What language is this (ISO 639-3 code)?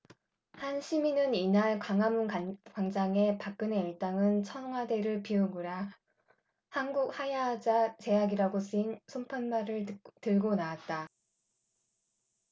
kor